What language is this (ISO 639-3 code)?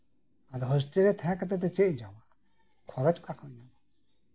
sat